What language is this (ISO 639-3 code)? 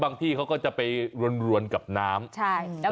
tha